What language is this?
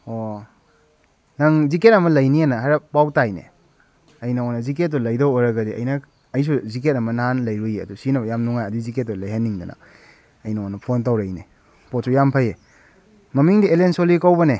Manipuri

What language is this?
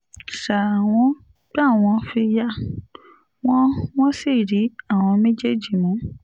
Yoruba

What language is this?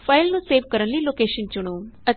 Punjabi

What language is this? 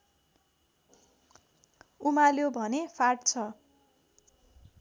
Nepali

